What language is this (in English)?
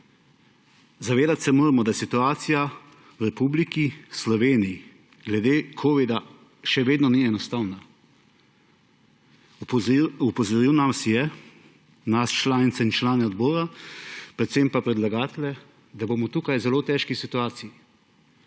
Slovenian